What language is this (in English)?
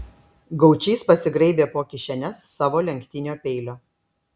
Lithuanian